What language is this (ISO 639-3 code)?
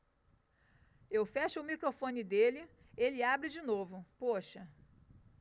por